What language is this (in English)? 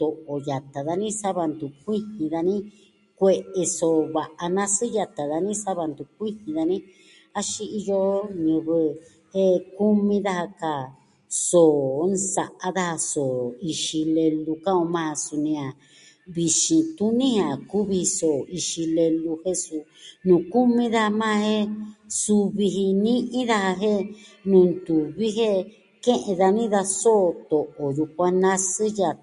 Southwestern Tlaxiaco Mixtec